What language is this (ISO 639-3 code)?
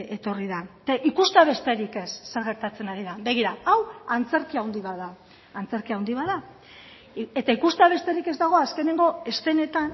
eus